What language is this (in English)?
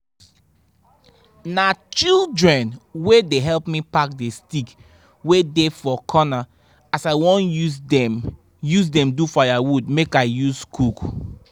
Nigerian Pidgin